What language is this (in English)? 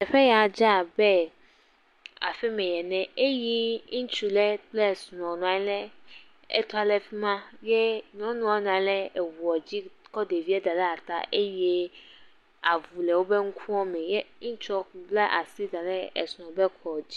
Ewe